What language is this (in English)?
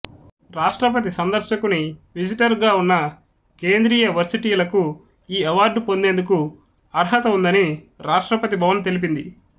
Telugu